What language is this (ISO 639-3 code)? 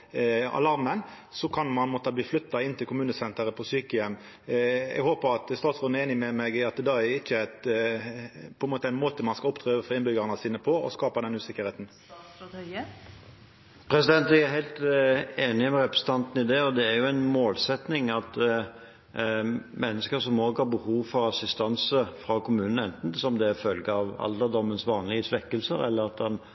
nor